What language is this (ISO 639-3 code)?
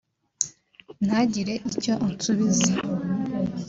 kin